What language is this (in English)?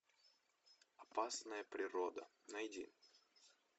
Russian